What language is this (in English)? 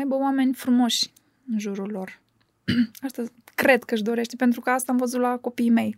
Romanian